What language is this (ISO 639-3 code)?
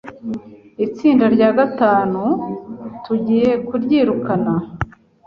kin